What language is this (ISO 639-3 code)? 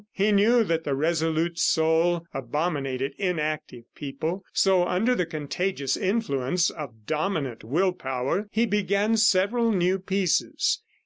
eng